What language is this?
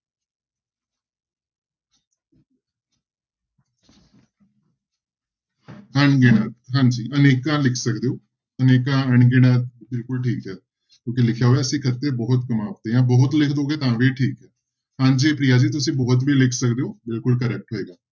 Punjabi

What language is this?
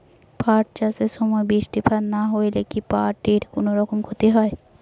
Bangla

